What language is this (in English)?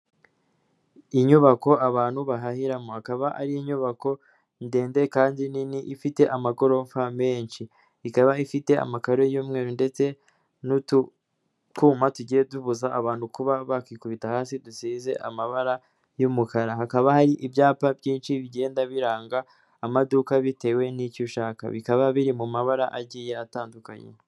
Kinyarwanda